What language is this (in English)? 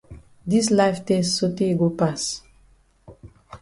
Cameroon Pidgin